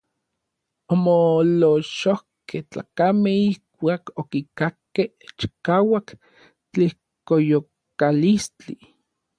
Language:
Orizaba Nahuatl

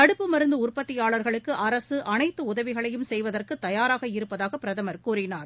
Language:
Tamil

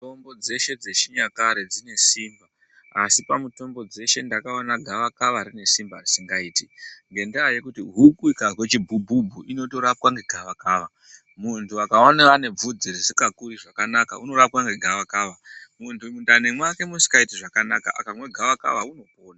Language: Ndau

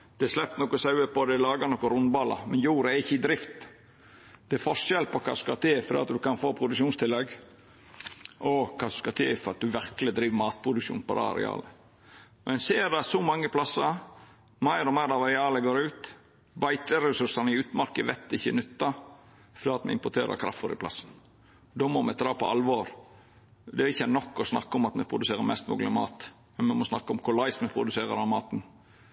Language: Norwegian Nynorsk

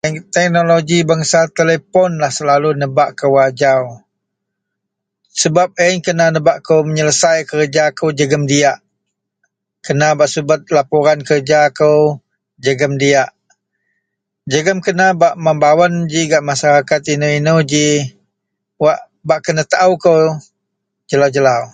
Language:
Central Melanau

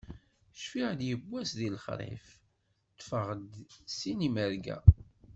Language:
Kabyle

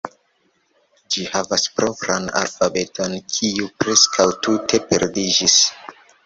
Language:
Esperanto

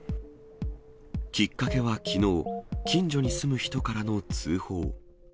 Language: Japanese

